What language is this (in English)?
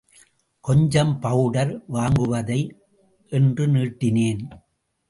Tamil